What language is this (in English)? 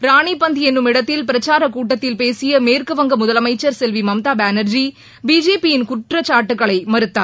Tamil